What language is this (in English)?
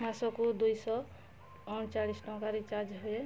Odia